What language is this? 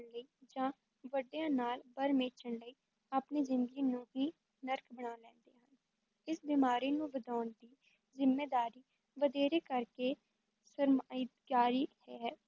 Punjabi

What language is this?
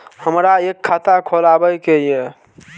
Maithili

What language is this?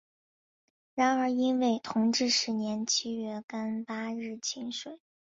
Chinese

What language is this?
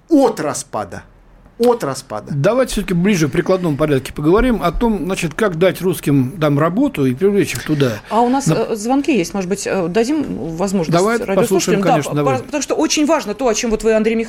Russian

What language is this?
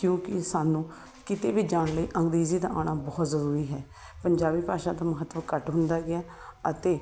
Punjabi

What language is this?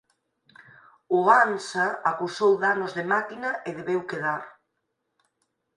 Galician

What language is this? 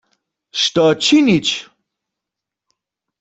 Upper Sorbian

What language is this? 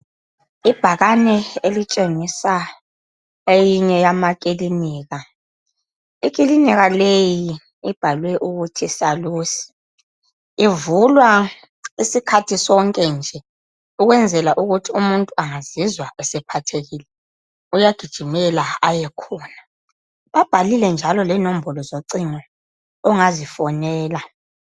North Ndebele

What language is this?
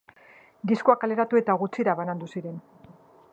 Basque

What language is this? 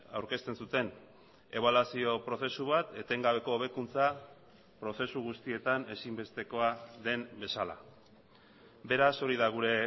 Basque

